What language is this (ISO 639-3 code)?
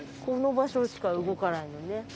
jpn